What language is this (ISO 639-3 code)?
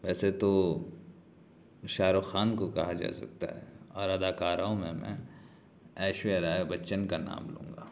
urd